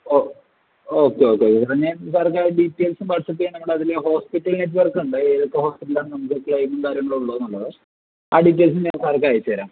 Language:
Malayalam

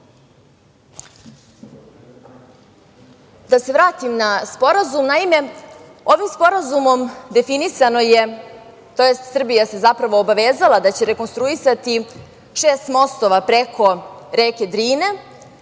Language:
Serbian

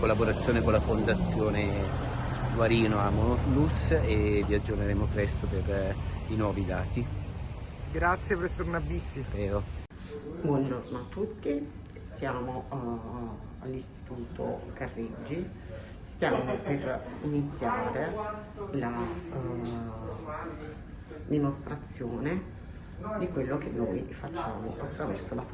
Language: Italian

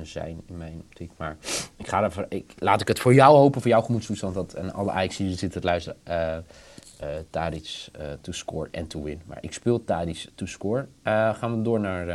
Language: Dutch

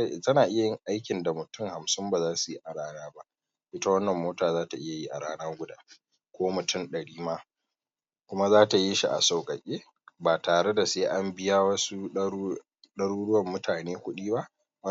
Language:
Hausa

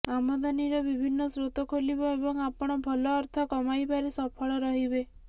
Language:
Odia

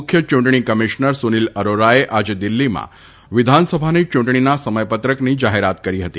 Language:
Gujarati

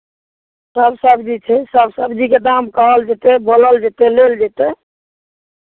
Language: Maithili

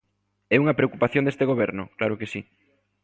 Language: Galician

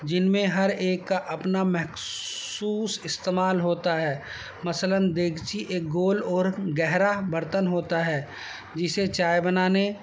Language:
Urdu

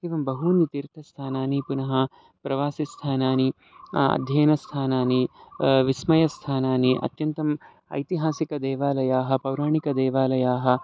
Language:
Sanskrit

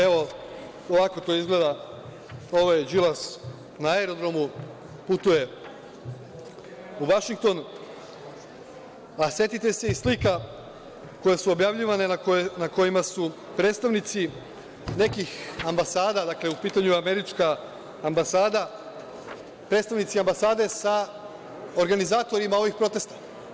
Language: Serbian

